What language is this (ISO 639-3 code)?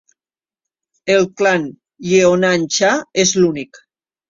cat